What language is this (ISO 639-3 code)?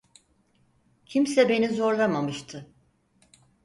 tur